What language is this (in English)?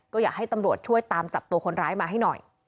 Thai